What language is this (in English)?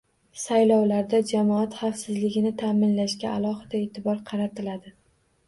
Uzbek